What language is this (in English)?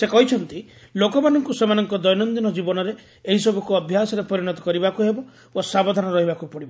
Odia